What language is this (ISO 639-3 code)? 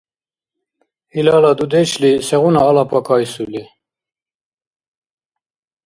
dar